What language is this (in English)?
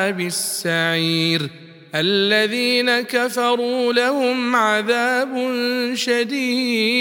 Arabic